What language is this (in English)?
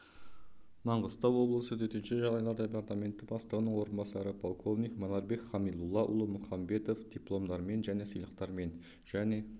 Kazakh